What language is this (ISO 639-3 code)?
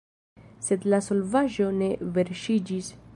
epo